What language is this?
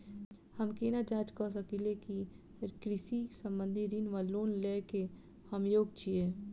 Maithili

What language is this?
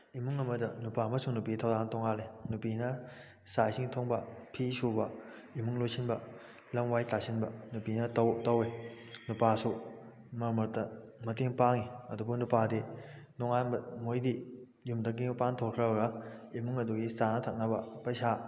Manipuri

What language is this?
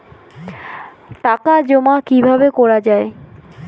Bangla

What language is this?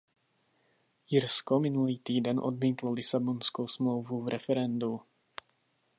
Czech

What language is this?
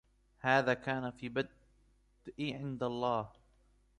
Arabic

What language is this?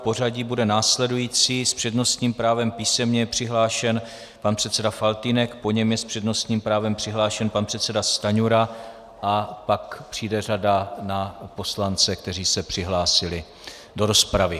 Czech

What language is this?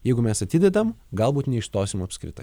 Lithuanian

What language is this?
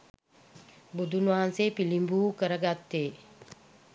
Sinhala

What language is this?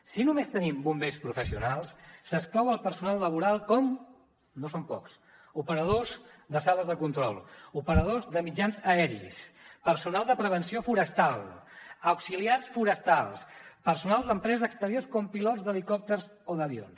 Catalan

